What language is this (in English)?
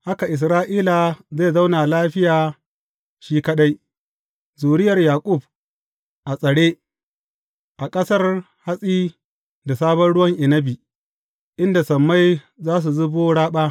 Hausa